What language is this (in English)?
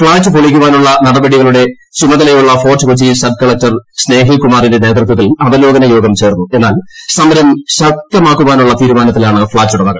Malayalam